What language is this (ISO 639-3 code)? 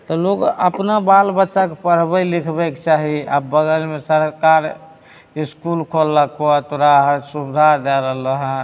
mai